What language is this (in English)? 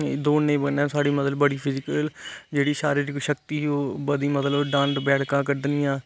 Dogri